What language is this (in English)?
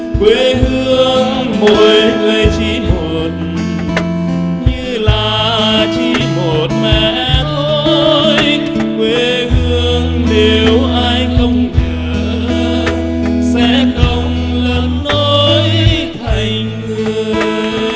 Vietnamese